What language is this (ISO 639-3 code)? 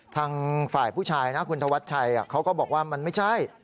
tha